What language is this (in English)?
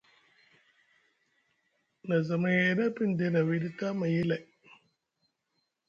Musgu